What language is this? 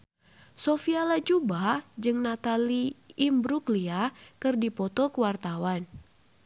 Sundanese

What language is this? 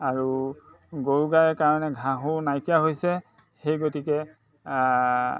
Assamese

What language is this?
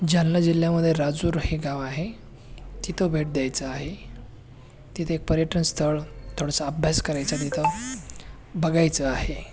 Marathi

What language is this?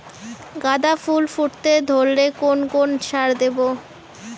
Bangla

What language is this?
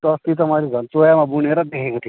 Nepali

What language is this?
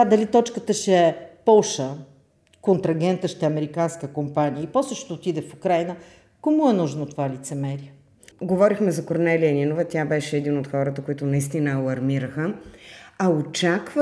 Bulgarian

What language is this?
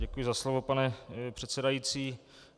Czech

